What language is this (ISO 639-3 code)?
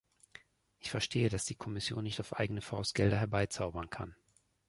deu